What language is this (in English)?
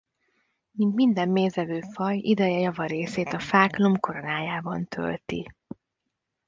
Hungarian